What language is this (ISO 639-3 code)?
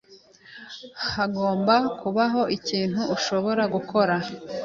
kin